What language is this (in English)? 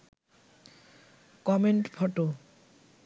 Bangla